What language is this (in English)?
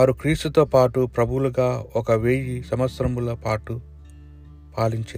Telugu